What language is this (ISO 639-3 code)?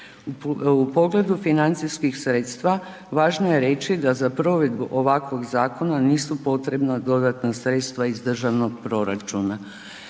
hrv